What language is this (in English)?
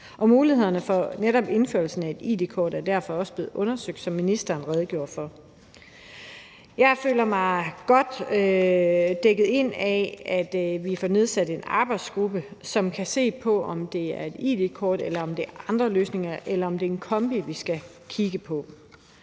Danish